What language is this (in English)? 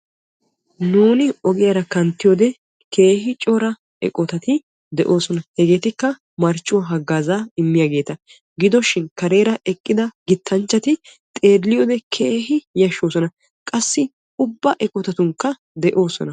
Wolaytta